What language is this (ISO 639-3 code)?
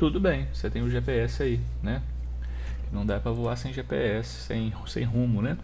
por